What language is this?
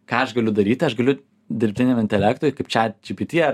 Lithuanian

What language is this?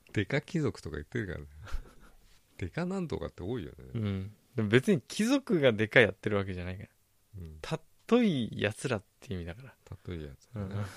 Japanese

